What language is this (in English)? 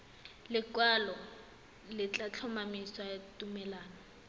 Tswana